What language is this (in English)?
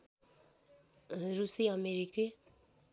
Nepali